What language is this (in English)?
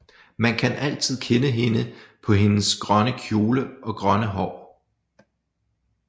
Danish